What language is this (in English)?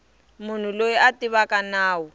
Tsonga